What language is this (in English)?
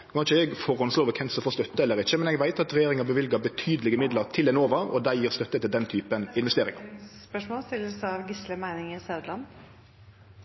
Norwegian Nynorsk